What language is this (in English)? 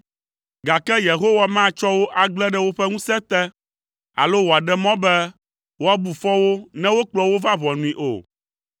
Ewe